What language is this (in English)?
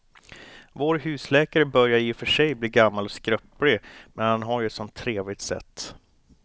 Swedish